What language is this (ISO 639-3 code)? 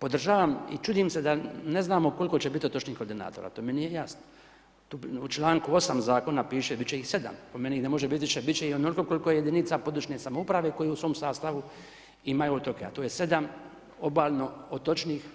hrv